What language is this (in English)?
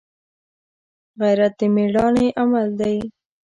Pashto